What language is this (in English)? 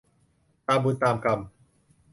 Thai